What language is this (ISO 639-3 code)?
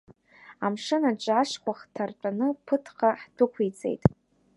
abk